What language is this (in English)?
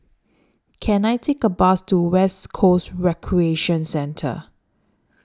English